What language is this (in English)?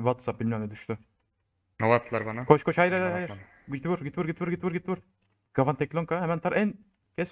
Turkish